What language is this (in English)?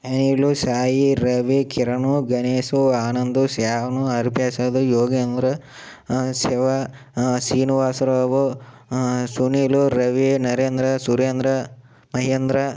Telugu